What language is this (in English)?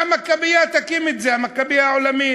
Hebrew